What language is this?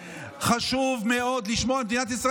Hebrew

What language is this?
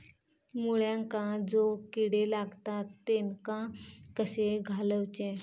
Marathi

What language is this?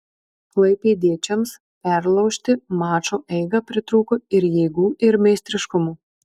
Lithuanian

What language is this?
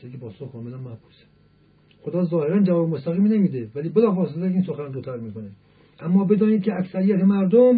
Persian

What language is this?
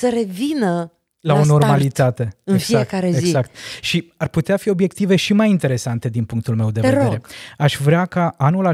Romanian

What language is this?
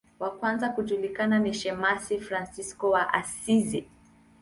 Swahili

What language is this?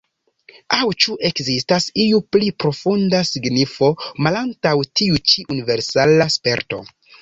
Esperanto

